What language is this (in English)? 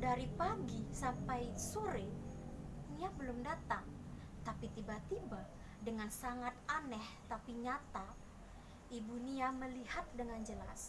Indonesian